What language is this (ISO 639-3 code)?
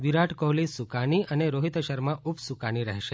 guj